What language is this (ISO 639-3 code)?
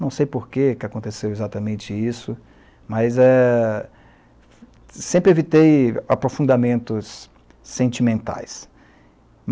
por